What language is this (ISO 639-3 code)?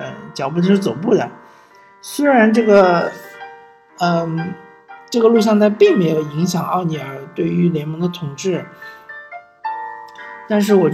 zho